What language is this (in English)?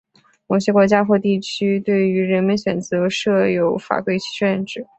Chinese